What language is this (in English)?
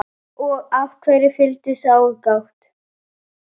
Icelandic